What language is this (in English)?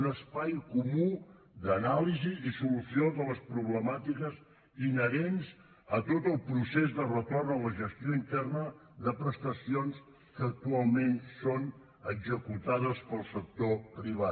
Catalan